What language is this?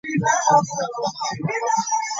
Ganda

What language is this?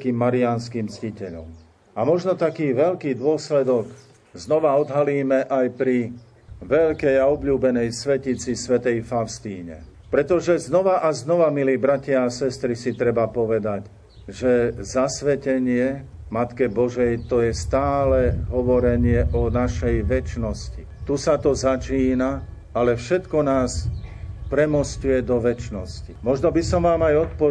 Slovak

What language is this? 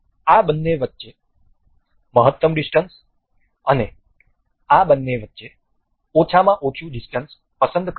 Gujarati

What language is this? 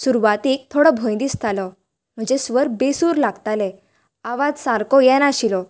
Konkani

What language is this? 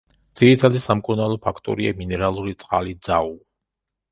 Georgian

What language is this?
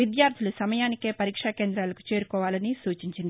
Telugu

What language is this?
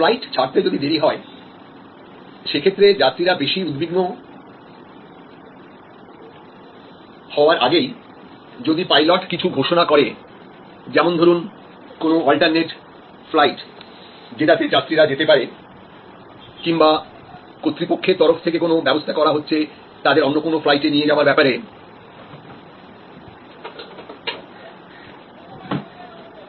Bangla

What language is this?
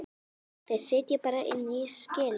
Icelandic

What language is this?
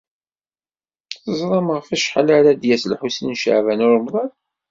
Kabyle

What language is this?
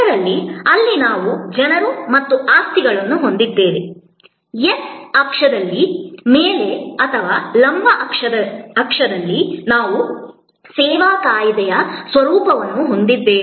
Kannada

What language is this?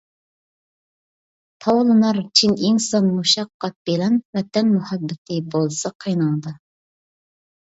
Uyghur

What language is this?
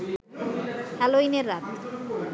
Bangla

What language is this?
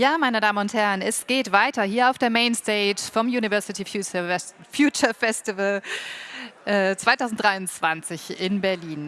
German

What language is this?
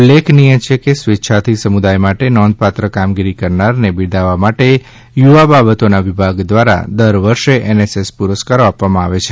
Gujarati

